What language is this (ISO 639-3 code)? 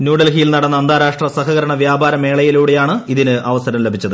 mal